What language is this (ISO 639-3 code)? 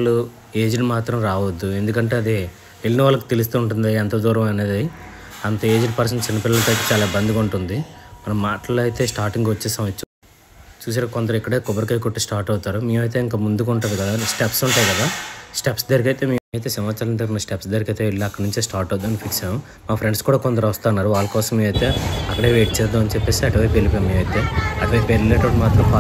tel